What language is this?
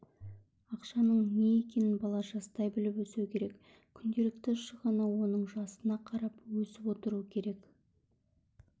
Kazakh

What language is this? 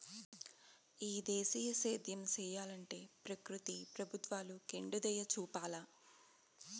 Telugu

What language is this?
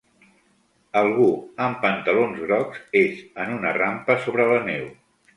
Catalan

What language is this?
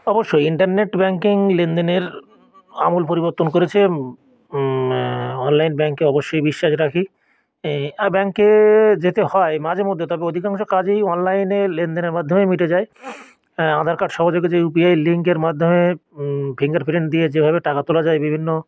Bangla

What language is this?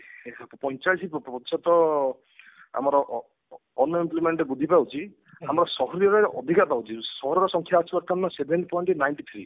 Odia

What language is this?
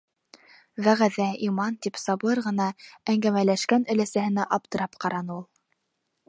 Bashkir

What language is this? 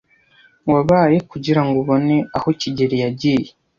Kinyarwanda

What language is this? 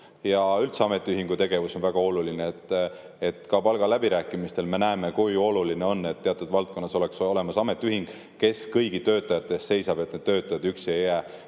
Estonian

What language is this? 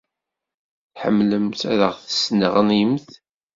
Kabyle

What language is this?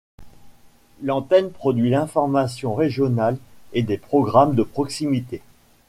French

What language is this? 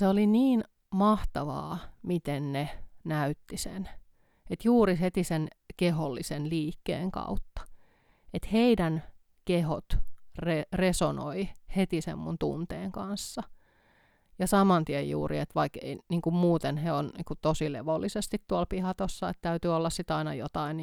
Finnish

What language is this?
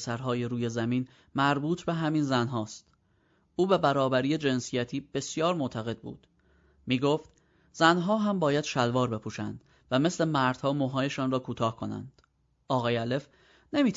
Persian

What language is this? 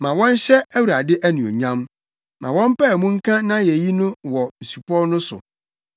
Akan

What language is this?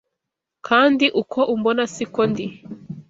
Kinyarwanda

